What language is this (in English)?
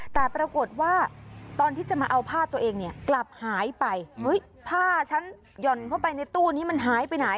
Thai